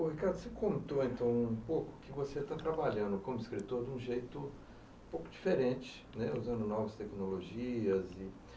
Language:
Portuguese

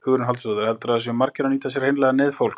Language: Icelandic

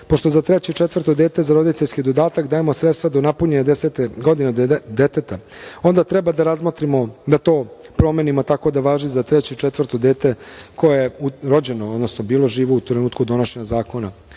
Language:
Serbian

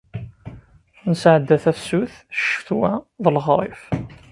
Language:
Kabyle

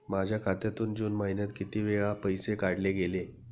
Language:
Marathi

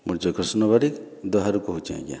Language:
Odia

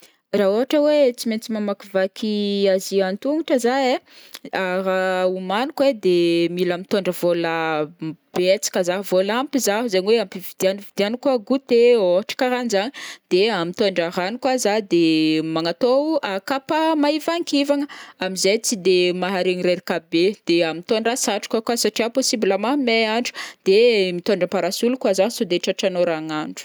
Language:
Northern Betsimisaraka Malagasy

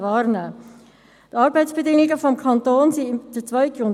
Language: Swiss German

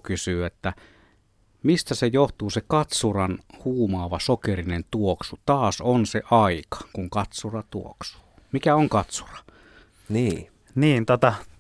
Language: Finnish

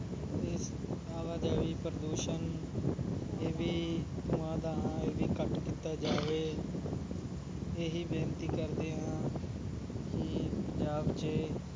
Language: Punjabi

